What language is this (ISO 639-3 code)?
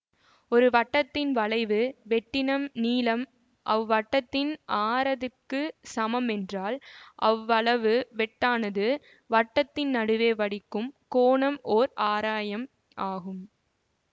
tam